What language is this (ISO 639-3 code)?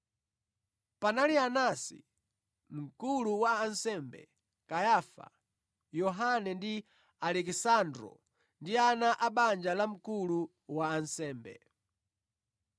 nya